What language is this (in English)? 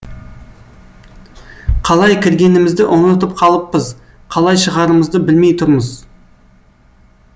Kazakh